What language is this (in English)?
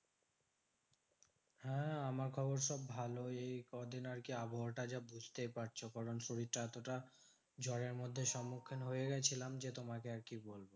Bangla